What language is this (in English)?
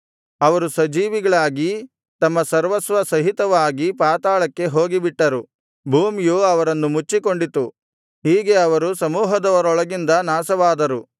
Kannada